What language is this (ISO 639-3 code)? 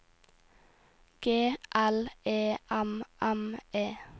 nor